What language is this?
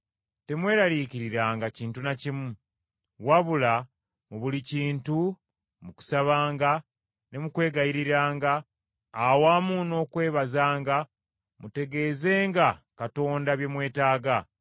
Ganda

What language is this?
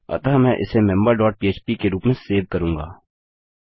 Hindi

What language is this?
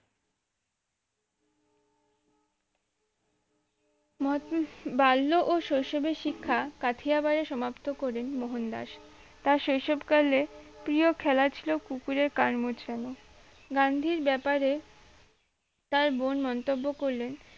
Bangla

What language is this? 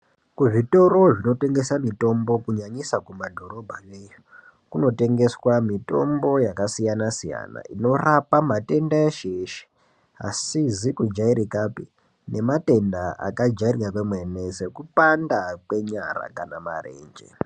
Ndau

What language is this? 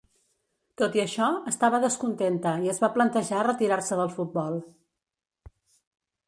Catalan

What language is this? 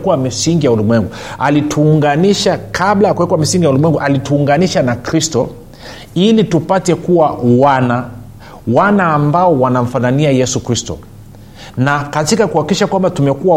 Swahili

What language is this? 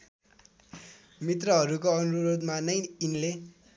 Nepali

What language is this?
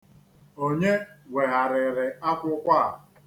Igbo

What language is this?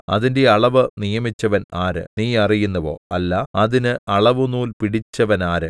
Malayalam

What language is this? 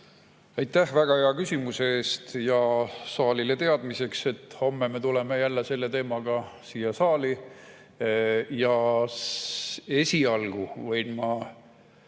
Estonian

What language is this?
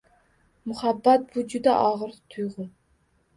Uzbek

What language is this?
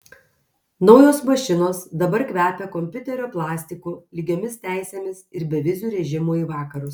Lithuanian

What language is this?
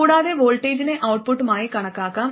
Malayalam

